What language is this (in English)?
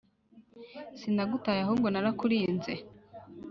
Kinyarwanda